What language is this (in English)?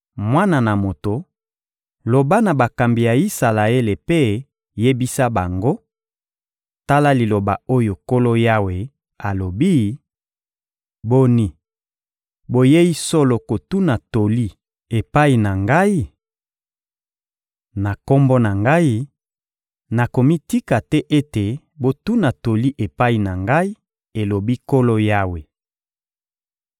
Lingala